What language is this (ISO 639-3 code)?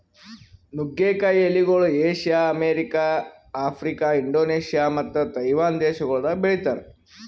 kan